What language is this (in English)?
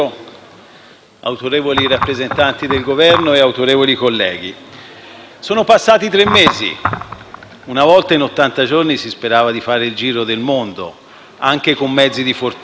Italian